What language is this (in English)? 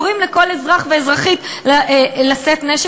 Hebrew